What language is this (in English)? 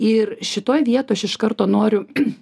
Lithuanian